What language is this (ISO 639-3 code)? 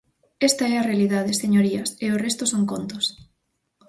glg